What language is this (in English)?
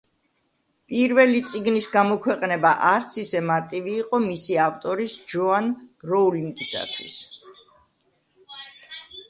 Georgian